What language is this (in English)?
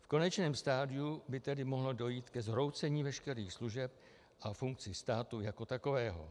Czech